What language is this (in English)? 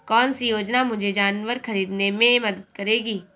Hindi